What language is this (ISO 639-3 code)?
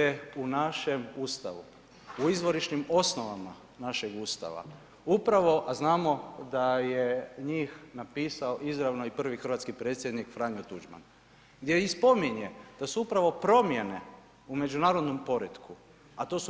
hrv